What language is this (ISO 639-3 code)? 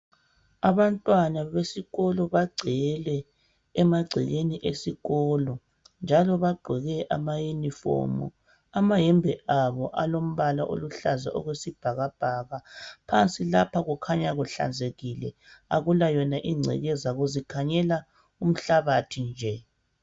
nde